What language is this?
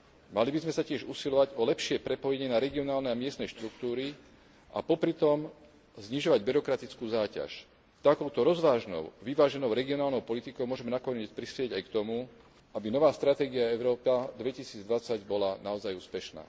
Slovak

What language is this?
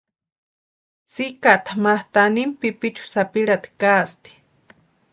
Western Highland Purepecha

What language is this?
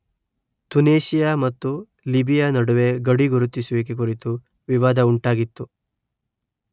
Kannada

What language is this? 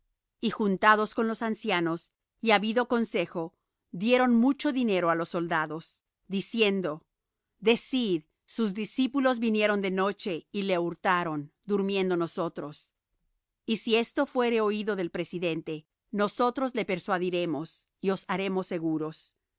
Spanish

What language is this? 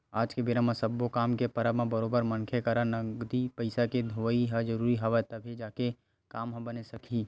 Chhattisgarhi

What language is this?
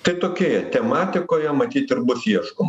Lithuanian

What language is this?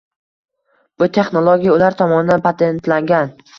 Uzbek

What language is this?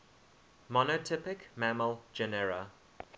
English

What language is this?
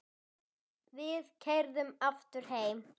Icelandic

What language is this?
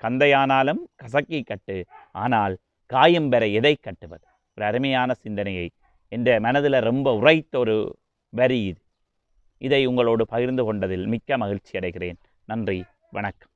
Thai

